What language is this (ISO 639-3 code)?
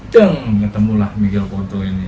ind